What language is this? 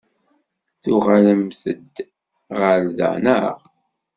Kabyle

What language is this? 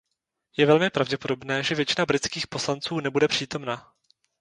Czech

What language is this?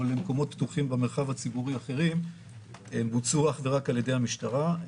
Hebrew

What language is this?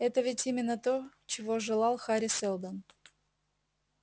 Russian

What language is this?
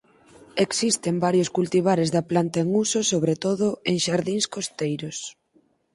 Galician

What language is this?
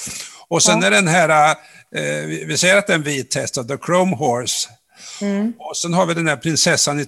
Swedish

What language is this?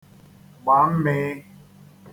Igbo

